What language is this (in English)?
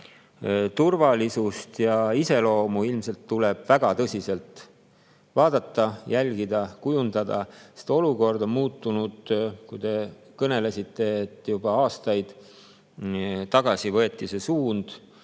Estonian